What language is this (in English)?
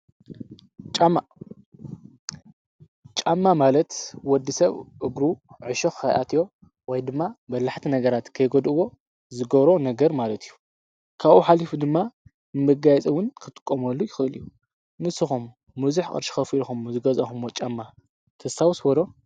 Tigrinya